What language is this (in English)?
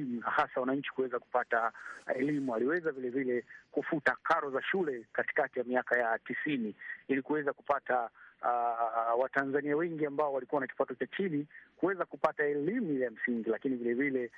Swahili